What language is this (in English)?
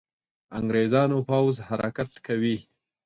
Pashto